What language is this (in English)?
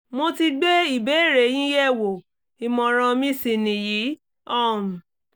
Yoruba